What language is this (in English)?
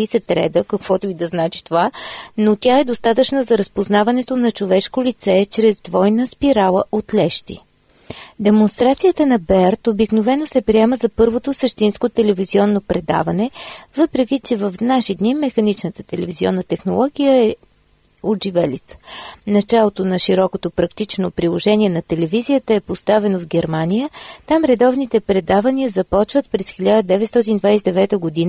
Bulgarian